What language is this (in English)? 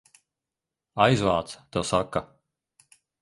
Latvian